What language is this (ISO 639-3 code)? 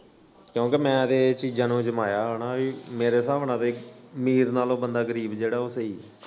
pan